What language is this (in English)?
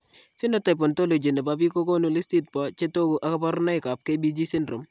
Kalenjin